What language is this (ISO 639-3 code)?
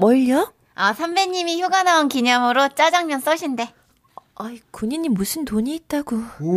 kor